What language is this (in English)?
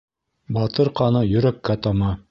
Bashkir